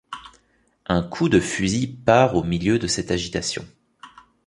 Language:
French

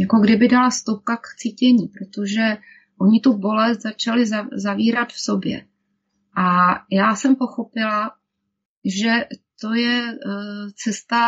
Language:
Czech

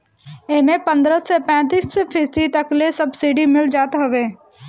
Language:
Bhojpuri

